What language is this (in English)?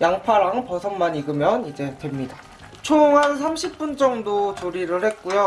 Korean